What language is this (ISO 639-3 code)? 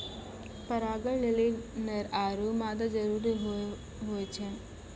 mai